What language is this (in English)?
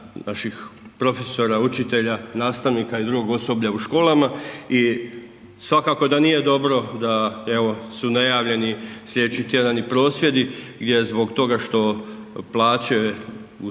Croatian